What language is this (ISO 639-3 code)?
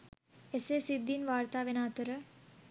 sin